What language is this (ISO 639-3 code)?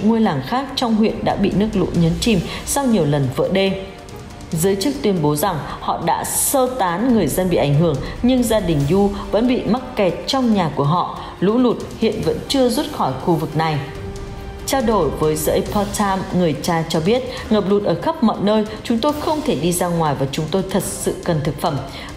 vie